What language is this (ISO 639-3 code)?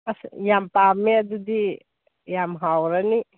mni